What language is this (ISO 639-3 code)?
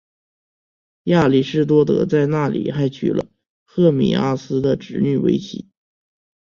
zho